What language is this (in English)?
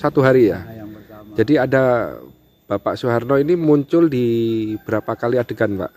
Indonesian